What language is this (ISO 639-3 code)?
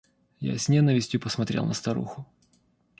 rus